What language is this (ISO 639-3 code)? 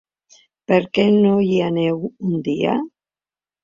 cat